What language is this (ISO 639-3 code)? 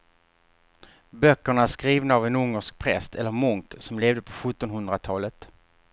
swe